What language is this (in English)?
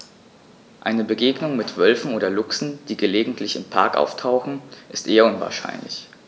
German